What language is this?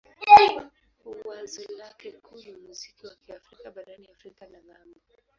Swahili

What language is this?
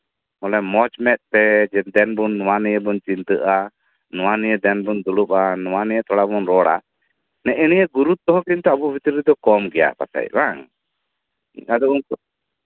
Santali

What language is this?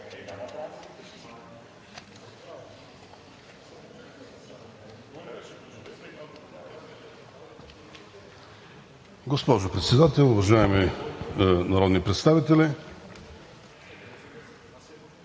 Bulgarian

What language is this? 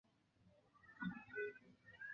Chinese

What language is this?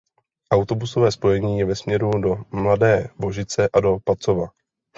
Czech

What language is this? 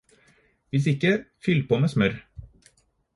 Norwegian Bokmål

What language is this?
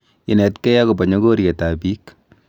Kalenjin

